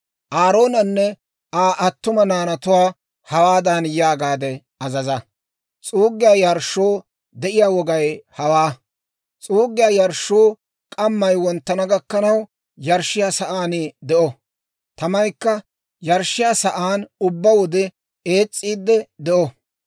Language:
Dawro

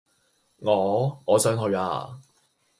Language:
Cantonese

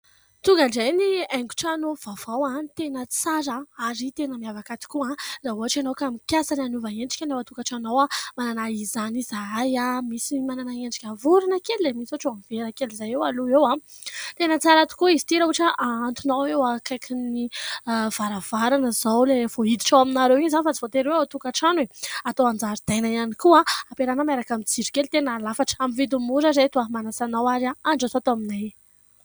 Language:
Malagasy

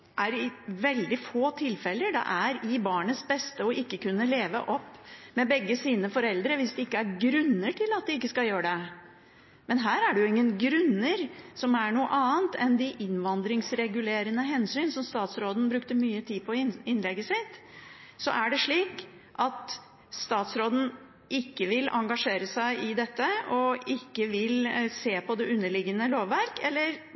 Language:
Norwegian Bokmål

